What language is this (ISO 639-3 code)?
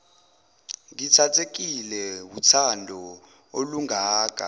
zul